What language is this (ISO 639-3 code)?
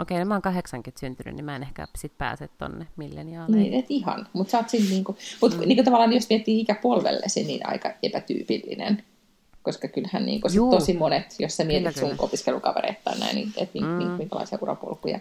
fin